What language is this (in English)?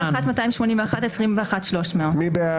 Hebrew